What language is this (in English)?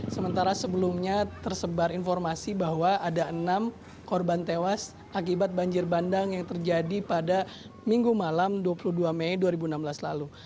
Indonesian